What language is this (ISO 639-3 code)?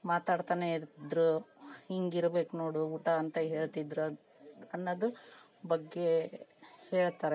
kan